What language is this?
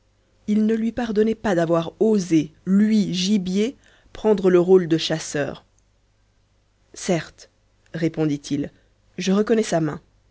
French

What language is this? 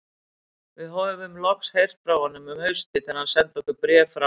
Icelandic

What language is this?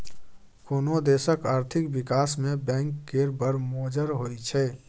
Maithili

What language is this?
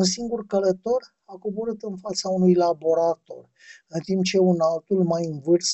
Romanian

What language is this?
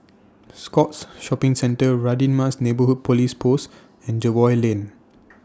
English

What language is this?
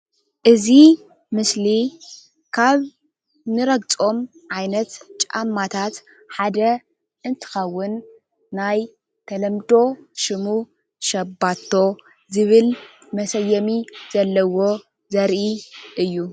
Tigrinya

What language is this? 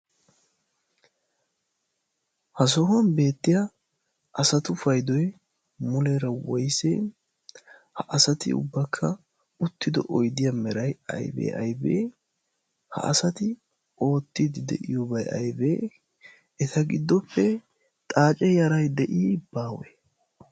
Wolaytta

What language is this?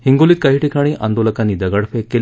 Marathi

